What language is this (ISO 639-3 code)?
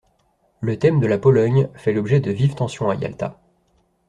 fra